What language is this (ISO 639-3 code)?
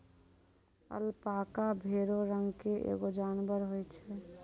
mai